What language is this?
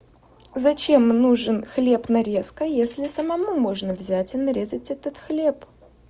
Russian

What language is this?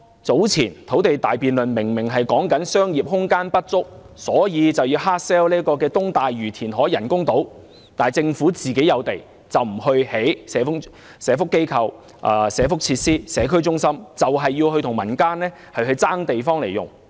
Cantonese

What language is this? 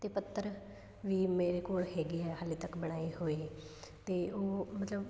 Punjabi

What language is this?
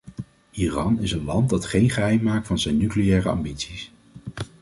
Dutch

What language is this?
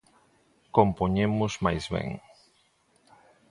Galician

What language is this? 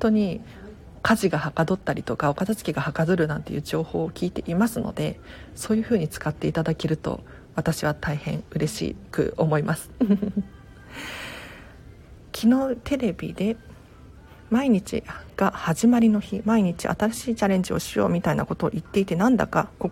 Japanese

